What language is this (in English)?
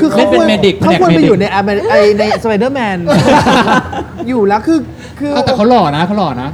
Thai